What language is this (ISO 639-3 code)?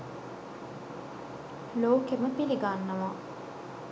sin